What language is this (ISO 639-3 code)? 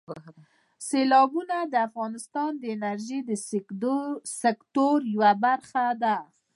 pus